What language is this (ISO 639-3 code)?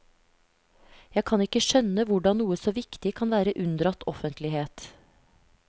nor